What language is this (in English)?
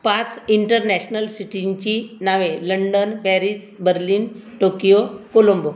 Marathi